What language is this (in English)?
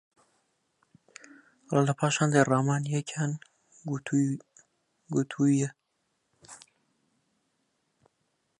Central Kurdish